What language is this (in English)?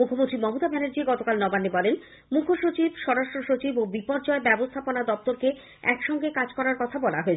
Bangla